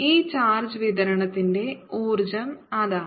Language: Malayalam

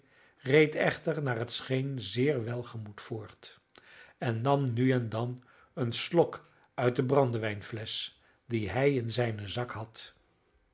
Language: Dutch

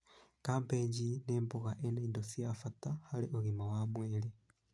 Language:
Kikuyu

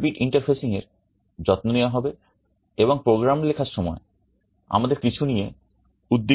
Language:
Bangla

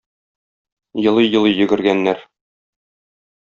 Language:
Tatar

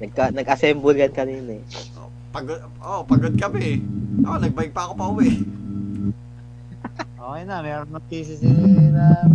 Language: Filipino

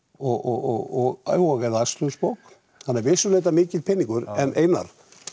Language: Icelandic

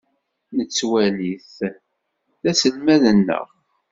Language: Kabyle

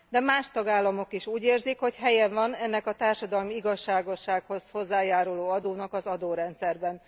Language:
Hungarian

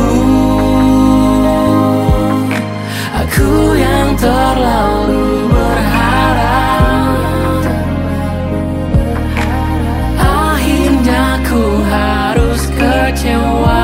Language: Indonesian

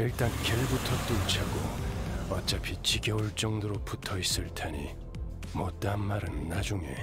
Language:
Korean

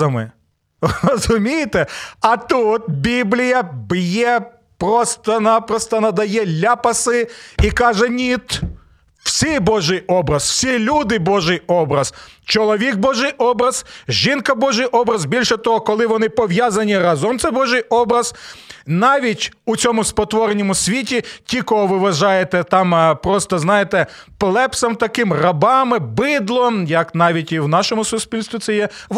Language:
Ukrainian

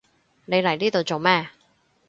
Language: Cantonese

